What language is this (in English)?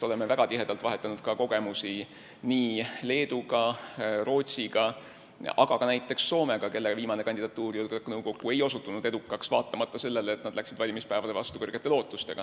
Estonian